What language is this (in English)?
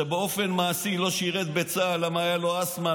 Hebrew